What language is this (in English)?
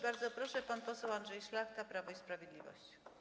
Polish